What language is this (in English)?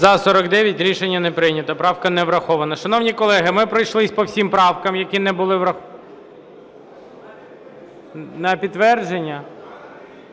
Ukrainian